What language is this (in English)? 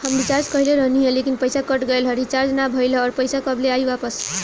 Bhojpuri